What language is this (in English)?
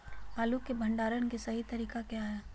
Magahi